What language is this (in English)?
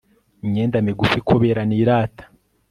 Kinyarwanda